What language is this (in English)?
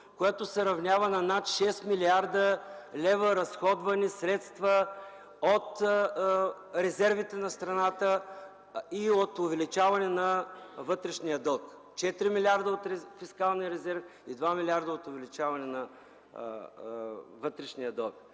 Bulgarian